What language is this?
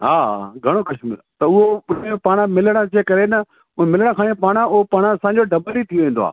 Sindhi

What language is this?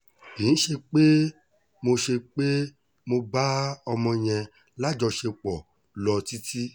Yoruba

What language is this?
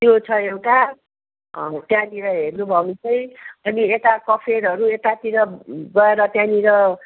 Nepali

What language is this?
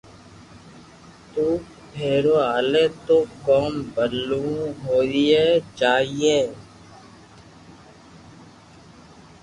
Loarki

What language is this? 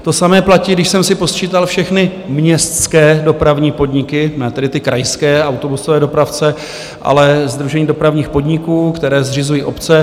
Czech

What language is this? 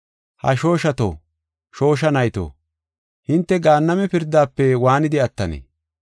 Gofa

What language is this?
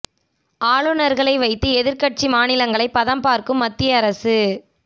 Tamil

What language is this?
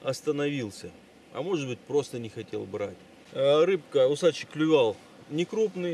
Russian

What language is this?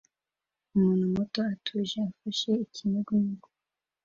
Kinyarwanda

